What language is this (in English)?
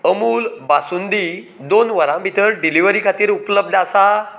Konkani